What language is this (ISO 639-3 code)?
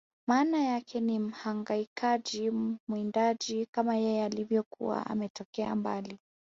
swa